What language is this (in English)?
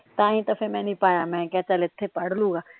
Punjabi